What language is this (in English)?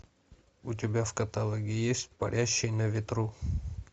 Russian